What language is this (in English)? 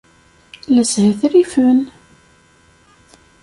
Kabyle